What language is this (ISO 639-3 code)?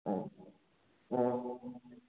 mni